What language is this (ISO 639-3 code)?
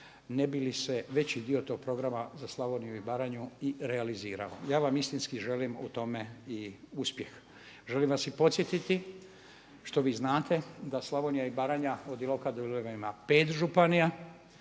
hrv